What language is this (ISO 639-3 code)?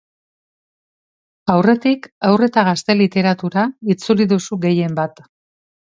eus